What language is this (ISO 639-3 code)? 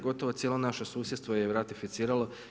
hrv